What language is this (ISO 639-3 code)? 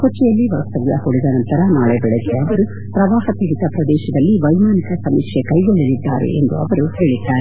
kan